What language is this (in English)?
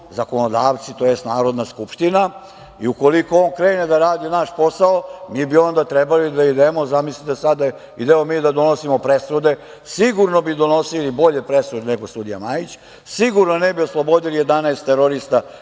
Serbian